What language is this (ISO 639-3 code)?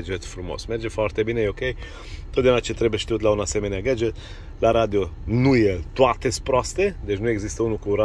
ron